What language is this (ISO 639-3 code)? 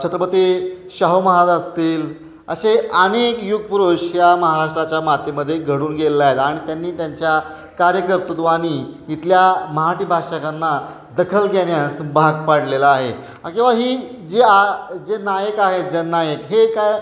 mar